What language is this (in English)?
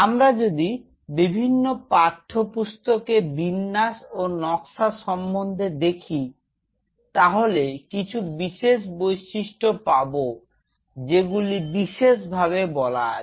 Bangla